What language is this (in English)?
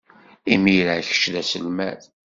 Kabyle